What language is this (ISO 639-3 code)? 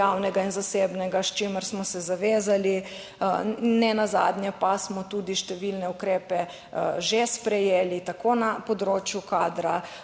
slv